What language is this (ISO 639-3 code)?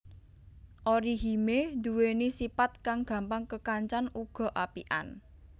jav